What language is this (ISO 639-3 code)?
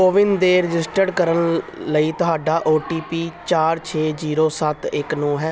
pan